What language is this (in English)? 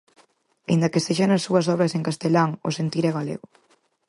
Galician